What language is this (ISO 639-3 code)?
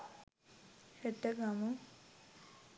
sin